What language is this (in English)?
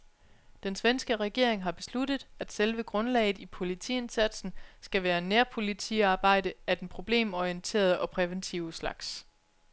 Danish